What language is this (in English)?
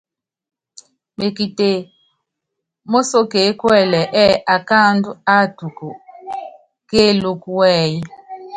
Yangben